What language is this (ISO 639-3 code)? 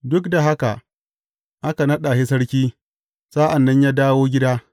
hau